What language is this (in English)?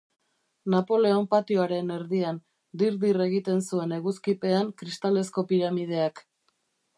Basque